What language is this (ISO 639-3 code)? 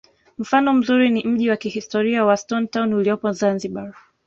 swa